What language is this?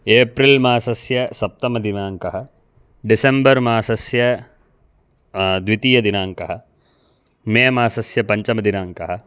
Sanskrit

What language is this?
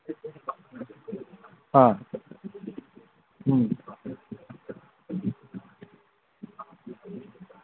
Manipuri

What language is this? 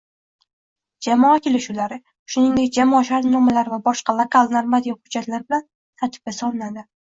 Uzbek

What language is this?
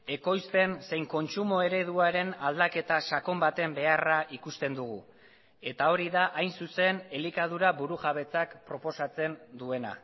Basque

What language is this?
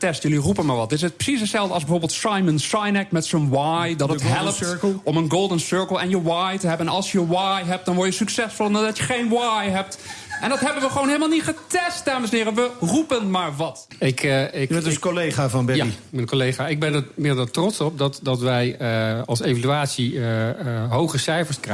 Dutch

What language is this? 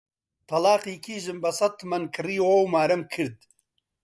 Central Kurdish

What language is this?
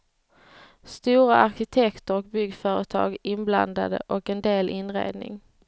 Swedish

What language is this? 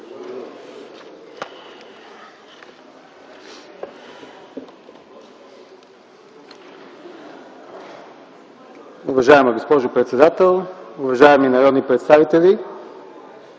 Bulgarian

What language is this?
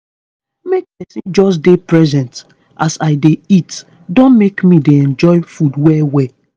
Nigerian Pidgin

